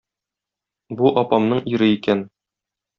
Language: Tatar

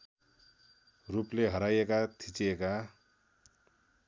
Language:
Nepali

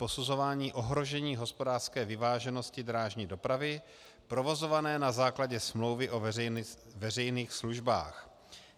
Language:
Czech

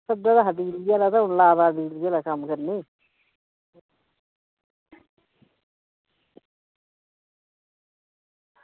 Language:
Dogri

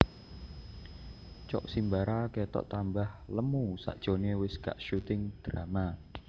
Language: Javanese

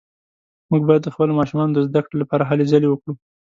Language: Pashto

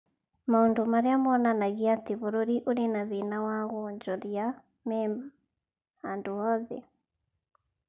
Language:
Kikuyu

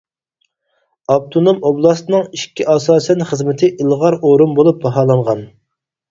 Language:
Uyghur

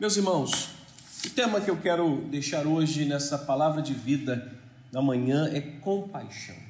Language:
Portuguese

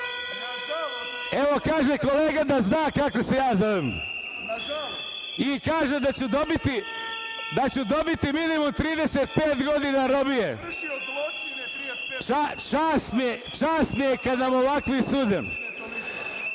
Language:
Serbian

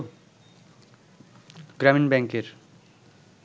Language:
Bangla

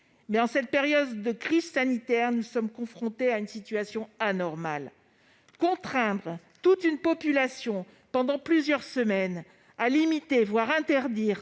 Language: French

